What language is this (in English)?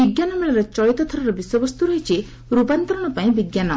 Odia